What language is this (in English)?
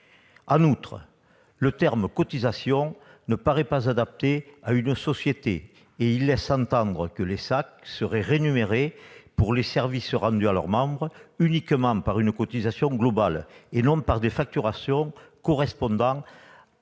French